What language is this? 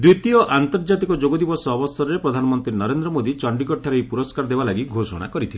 Odia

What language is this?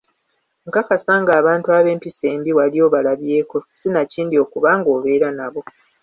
Ganda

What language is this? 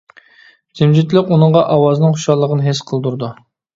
Uyghur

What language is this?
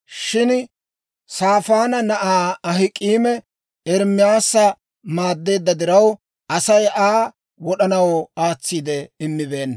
Dawro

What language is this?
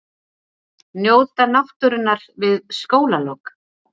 Icelandic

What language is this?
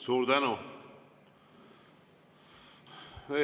Estonian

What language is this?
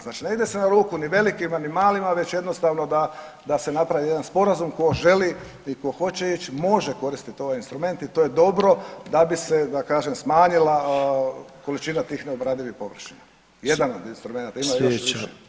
Croatian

